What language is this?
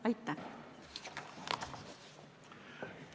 Estonian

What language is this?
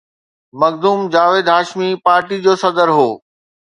Sindhi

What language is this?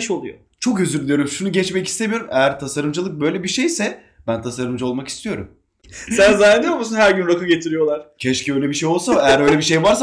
Turkish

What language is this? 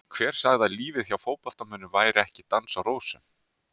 Icelandic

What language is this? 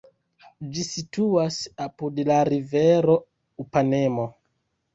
Esperanto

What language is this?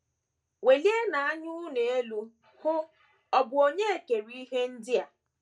Igbo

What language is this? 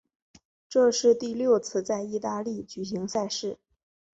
Chinese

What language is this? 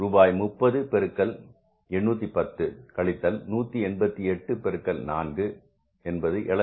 Tamil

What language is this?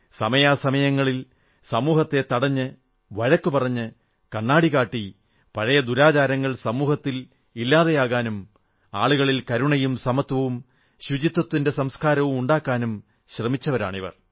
Malayalam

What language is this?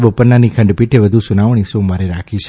Gujarati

